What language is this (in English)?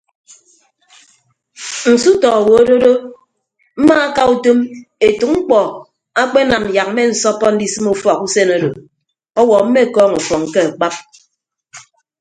Ibibio